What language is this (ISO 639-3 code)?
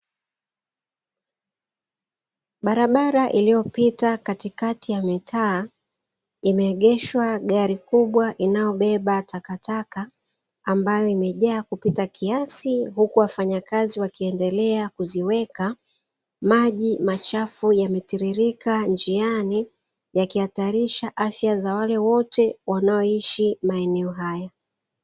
swa